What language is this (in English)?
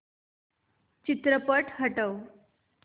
Marathi